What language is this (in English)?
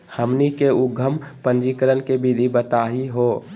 Magahi